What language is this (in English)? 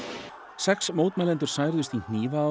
Icelandic